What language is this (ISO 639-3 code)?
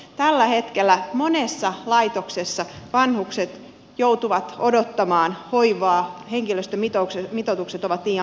fin